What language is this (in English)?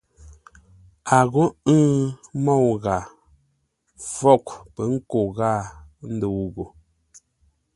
Ngombale